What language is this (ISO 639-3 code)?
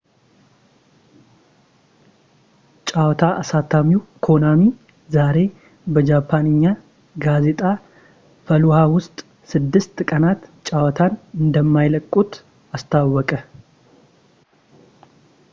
amh